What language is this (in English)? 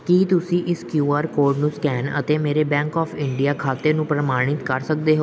Punjabi